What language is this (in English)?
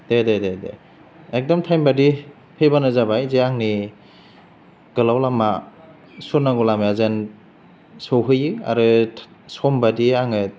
Bodo